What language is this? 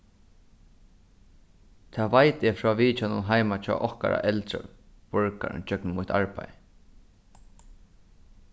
Faroese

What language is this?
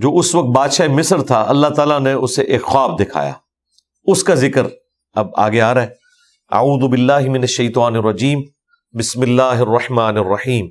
Urdu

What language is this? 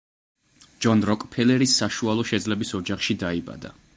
Georgian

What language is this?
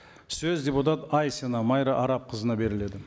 Kazakh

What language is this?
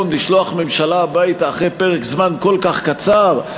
Hebrew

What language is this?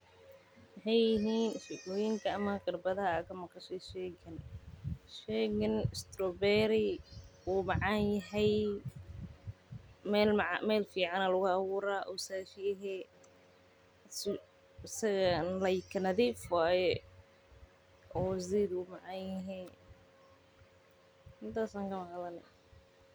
Somali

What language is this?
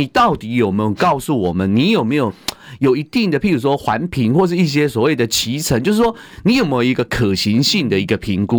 Chinese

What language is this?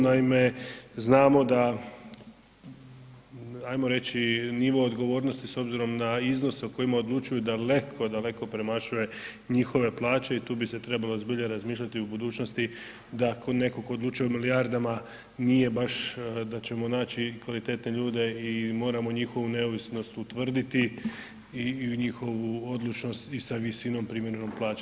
Croatian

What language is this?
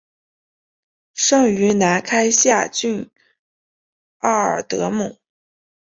Chinese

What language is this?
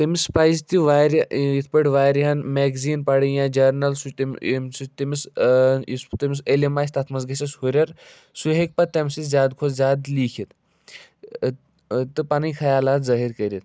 Kashmiri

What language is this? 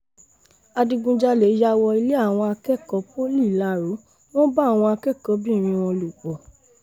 Yoruba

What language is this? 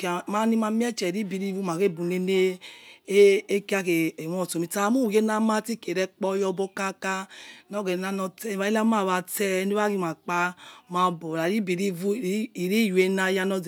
Yekhee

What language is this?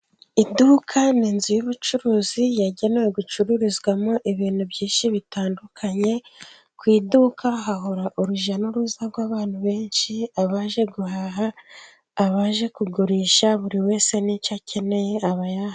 Kinyarwanda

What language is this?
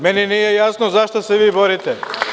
Serbian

